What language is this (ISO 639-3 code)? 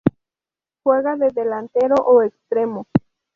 spa